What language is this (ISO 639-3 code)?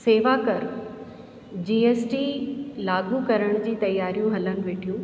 snd